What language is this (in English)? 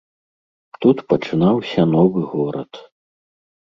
Belarusian